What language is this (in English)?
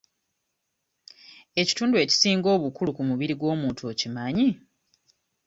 Ganda